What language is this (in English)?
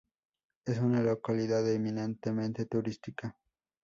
Spanish